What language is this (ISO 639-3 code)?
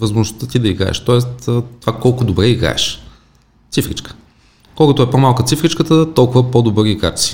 bul